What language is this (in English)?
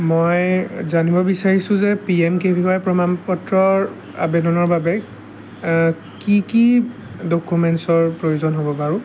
Assamese